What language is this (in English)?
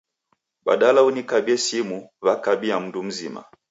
Taita